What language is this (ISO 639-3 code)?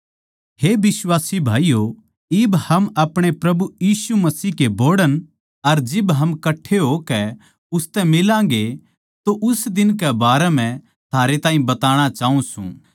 bgc